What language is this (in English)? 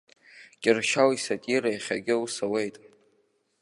Abkhazian